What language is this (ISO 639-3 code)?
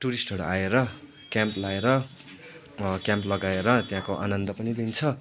nep